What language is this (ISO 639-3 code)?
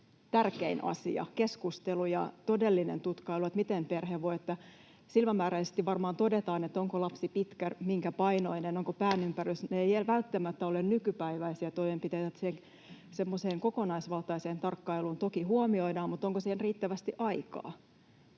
fin